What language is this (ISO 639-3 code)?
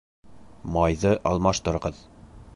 bak